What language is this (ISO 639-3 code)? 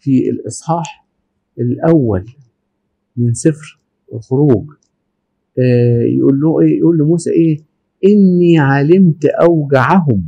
ara